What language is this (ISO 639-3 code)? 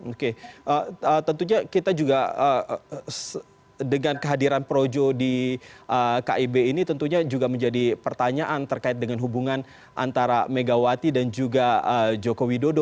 ind